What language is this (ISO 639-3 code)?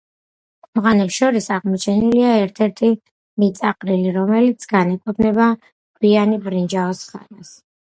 kat